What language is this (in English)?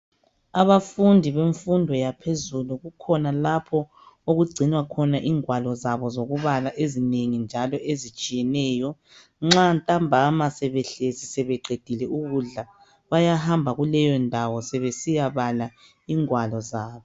North Ndebele